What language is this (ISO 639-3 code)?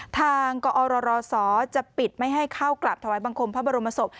tha